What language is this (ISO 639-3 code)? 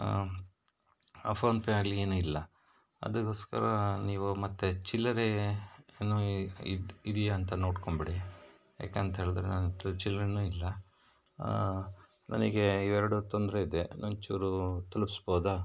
kan